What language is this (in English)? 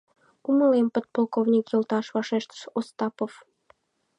Mari